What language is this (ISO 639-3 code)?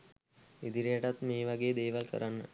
sin